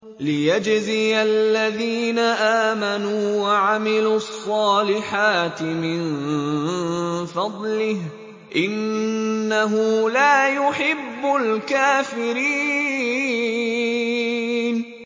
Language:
Arabic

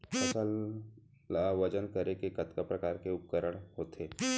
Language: Chhattisgarhi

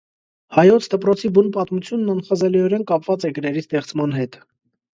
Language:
Armenian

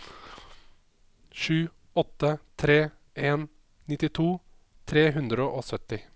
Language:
Norwegian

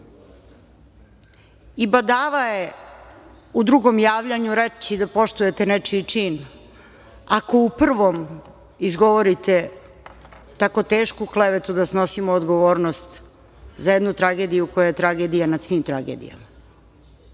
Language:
Serbian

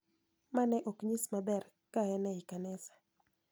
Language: Luo (Kenya and Tanzania)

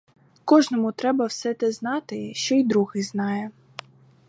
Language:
Ukrainian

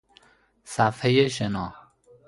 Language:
Persian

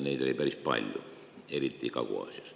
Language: Estonian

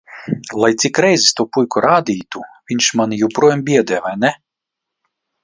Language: Latvian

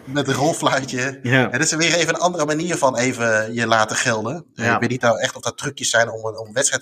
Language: Dutch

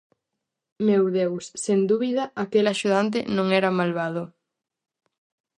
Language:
Galician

